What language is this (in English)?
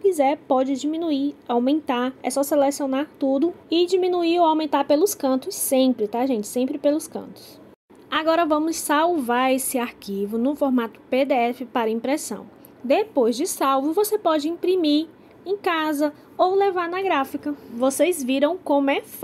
Portuguese